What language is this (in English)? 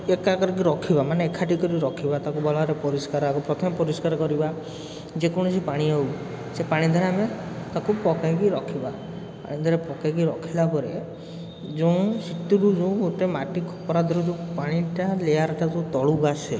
Odia